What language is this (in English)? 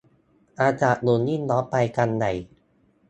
Thai